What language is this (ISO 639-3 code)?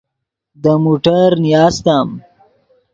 ydg